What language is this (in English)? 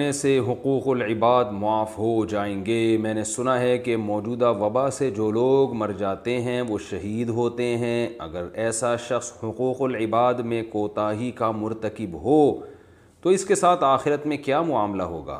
Urdu